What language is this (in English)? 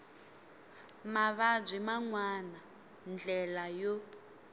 Tsonga